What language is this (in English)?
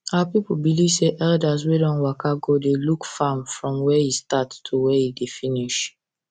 Nigerian Pidgin